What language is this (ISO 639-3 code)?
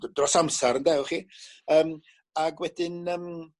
cym